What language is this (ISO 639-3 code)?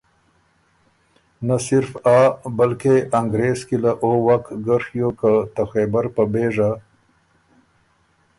oru